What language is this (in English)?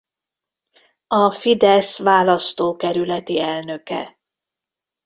Hungarian